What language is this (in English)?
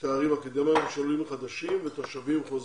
Hebrew